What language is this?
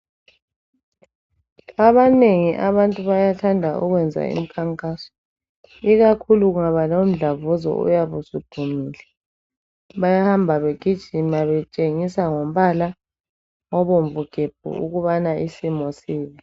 North Ndebele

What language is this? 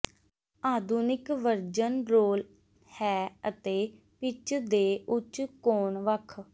Punjabi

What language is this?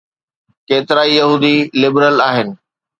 Sindhi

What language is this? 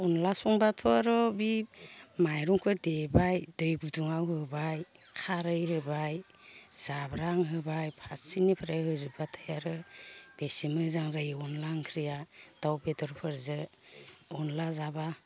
Bodo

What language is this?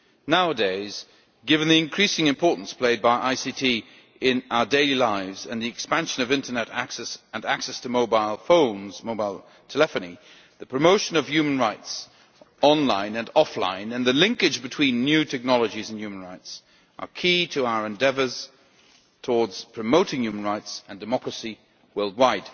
English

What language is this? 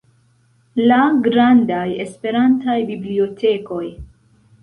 Esperanto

